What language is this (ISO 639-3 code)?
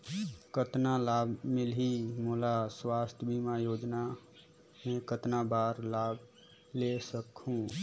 hne